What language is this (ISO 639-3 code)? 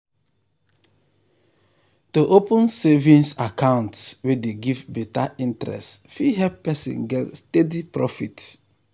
pcm